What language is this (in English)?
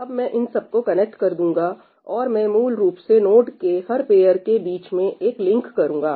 Hindi